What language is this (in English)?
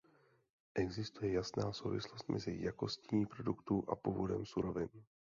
Czech